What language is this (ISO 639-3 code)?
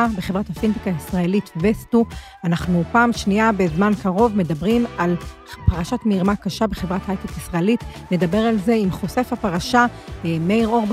heb